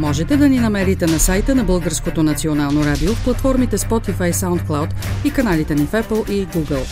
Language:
Bulgarian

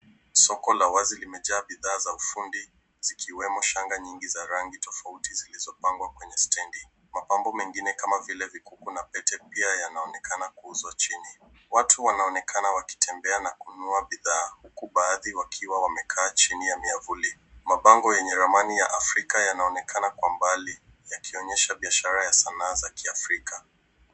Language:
Swahili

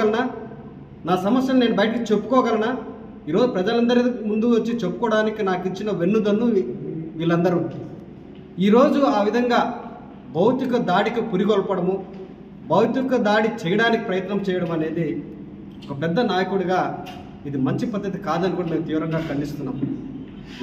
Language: Telugu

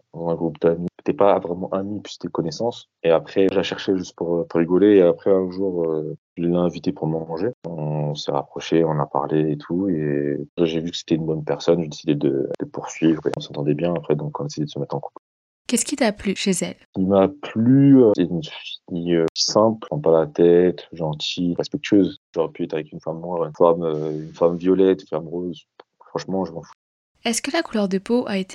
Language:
French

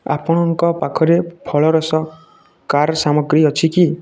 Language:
Odia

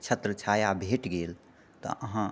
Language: Maithili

